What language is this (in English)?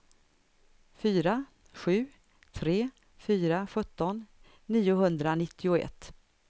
Swedish